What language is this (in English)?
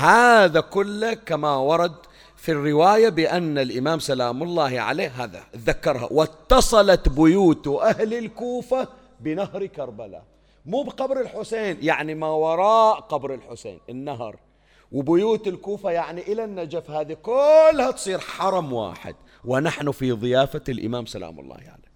Arabic